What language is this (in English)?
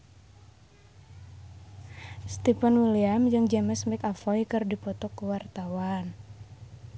Sundanese